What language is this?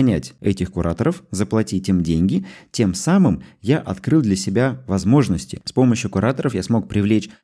Russian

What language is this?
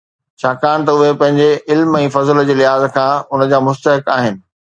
Sindhi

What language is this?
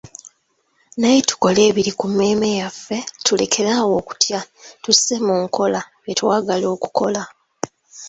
Ganda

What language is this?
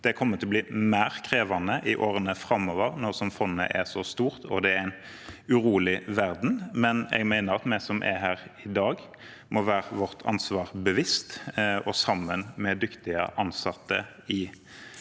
Norwegian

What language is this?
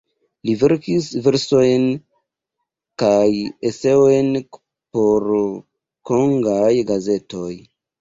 Esperanto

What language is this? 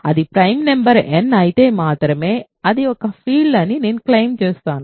Telugu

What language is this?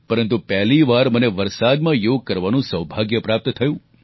Gujarati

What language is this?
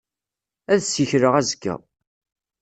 Kabyle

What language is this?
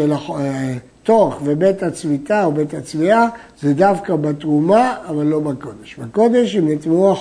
Hebrew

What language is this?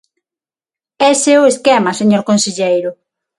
Galician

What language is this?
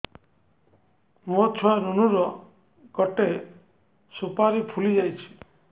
Odia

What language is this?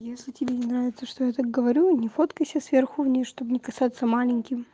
Russian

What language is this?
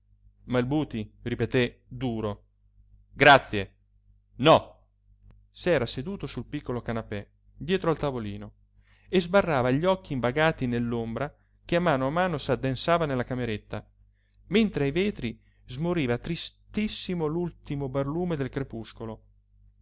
Italian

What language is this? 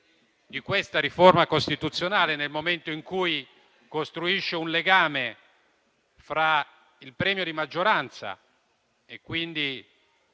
Italian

